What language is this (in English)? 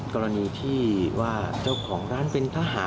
Thai